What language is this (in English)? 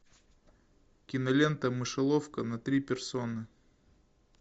Russian